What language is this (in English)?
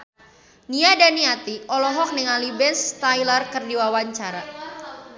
Sundanese